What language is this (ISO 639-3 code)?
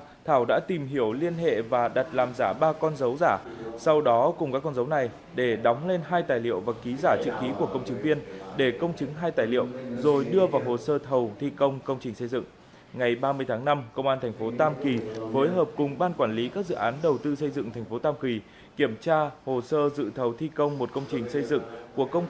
vie